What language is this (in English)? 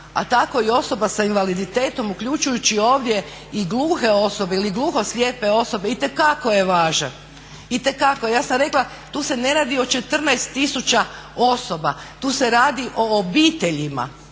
Croatian